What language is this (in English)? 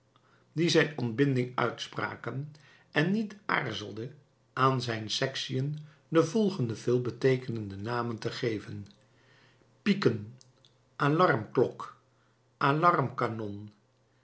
Dutch